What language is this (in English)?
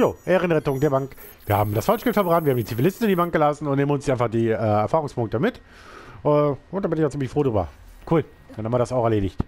German